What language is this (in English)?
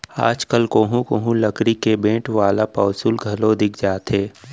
Chhattisgarhi